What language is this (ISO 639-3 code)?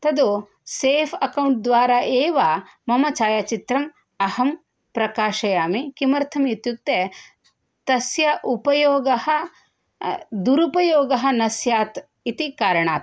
san